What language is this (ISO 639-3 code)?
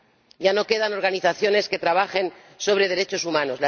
spa